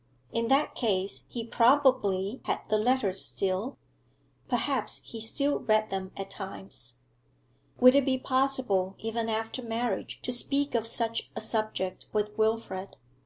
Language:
English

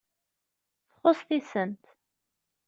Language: Kabyle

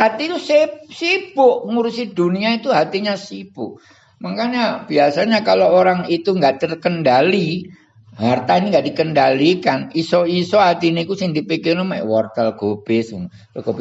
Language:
Indonesian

